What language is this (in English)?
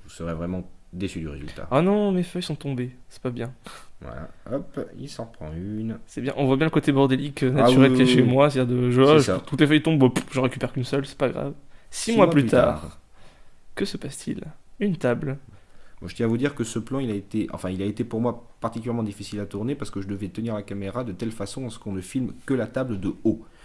French